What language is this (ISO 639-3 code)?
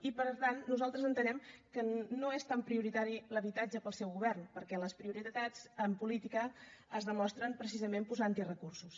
cat